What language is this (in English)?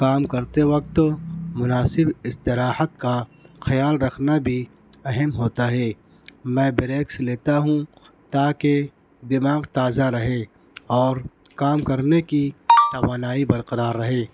Urdu